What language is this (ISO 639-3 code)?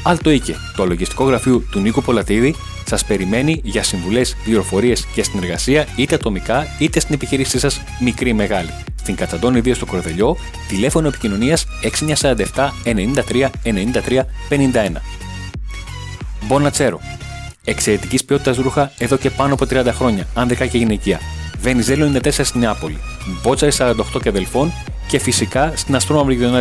ell